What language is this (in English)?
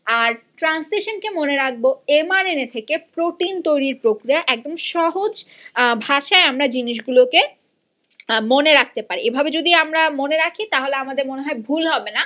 Bangla